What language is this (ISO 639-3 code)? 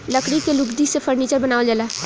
bho